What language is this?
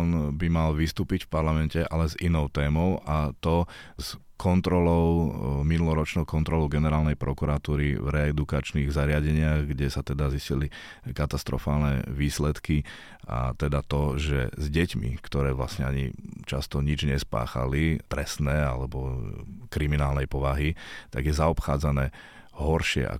Slovak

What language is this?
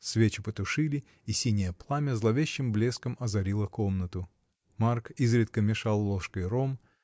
Russian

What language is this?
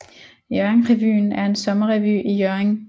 Danish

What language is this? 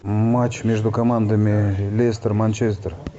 Russian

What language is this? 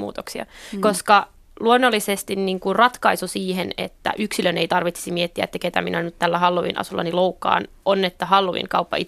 Finnish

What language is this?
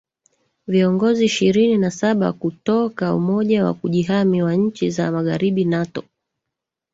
Swahili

